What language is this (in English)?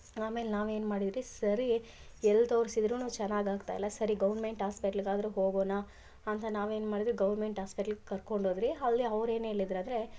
Kannada